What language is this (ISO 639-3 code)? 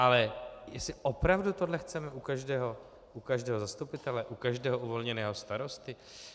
ces